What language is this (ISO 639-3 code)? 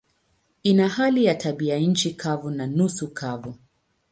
swa